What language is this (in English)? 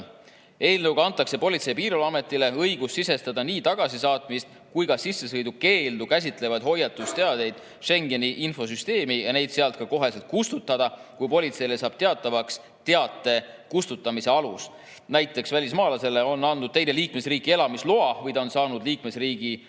Estonian